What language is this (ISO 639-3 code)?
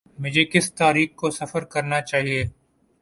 urd